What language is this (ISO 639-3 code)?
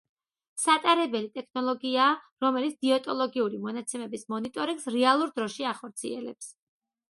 kat